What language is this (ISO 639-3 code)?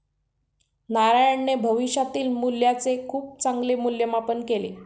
mar